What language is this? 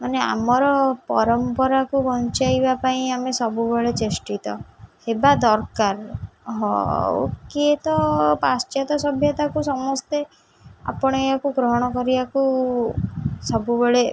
Odia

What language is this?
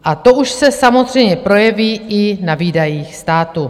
Czech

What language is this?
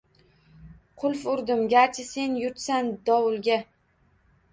Uzbek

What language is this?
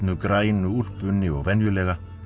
Icelandic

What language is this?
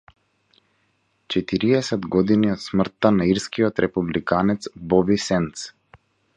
Macedonian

